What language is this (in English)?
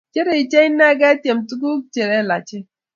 Kalenjin